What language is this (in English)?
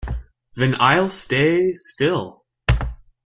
English